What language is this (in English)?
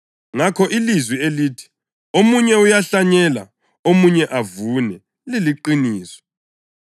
North Ndebele